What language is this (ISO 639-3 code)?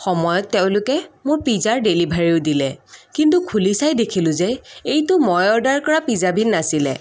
asm